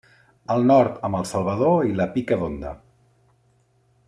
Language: Catalan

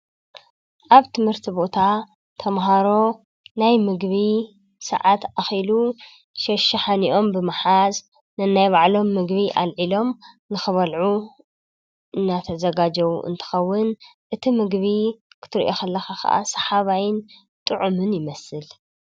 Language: Tigrinya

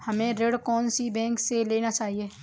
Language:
Hindi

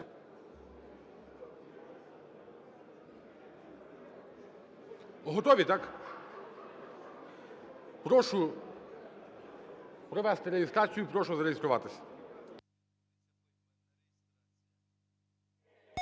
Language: Ukrainian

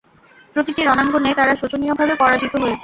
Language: Bangla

